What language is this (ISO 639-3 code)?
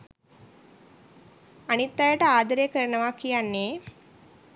sin